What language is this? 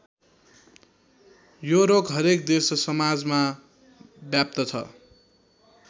Nepali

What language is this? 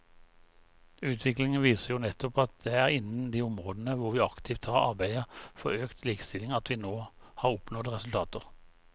Norwegian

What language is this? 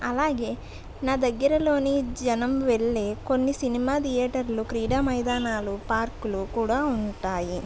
Telugu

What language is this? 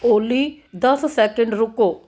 Punjabi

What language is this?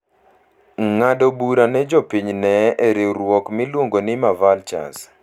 Luo (Kenya and Tanzania)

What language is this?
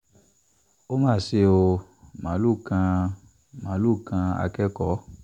Yoruba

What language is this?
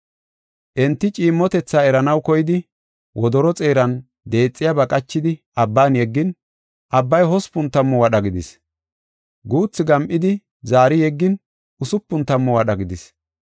Gofa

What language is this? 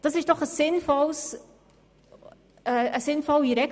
Swiss German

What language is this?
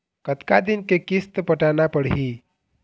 Chhattisgarhi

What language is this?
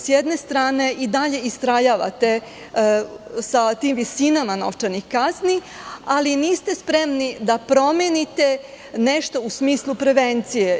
Serbian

